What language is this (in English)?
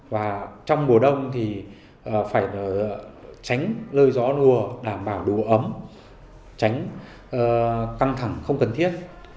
Vietnamese